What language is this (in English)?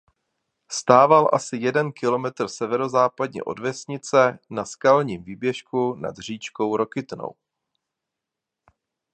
Czech